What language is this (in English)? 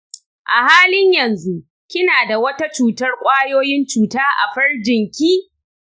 Hausa